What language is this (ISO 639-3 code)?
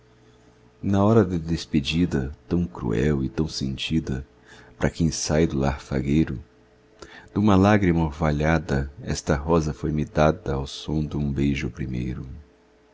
por